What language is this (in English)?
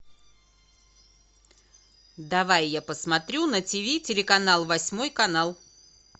Russian